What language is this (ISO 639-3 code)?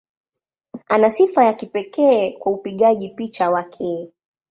swa